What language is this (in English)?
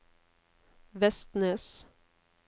Norwegian